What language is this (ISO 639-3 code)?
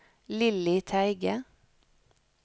nor